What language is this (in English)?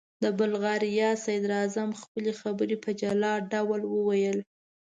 Pashto